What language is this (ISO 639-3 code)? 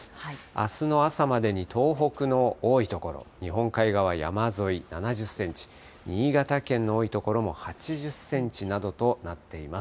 jpn